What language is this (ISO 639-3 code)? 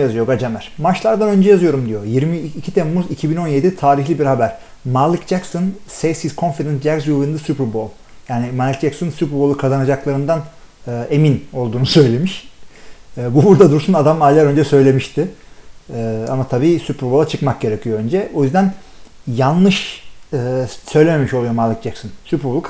tur